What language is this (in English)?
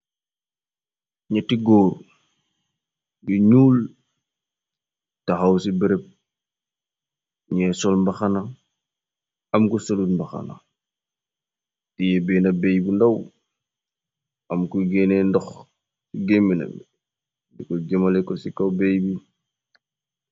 Wolof